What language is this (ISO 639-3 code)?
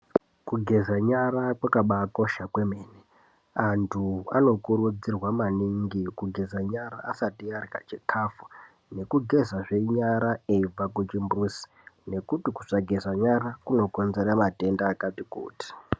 ndc